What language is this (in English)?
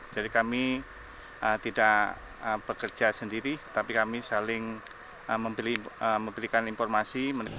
Indonesian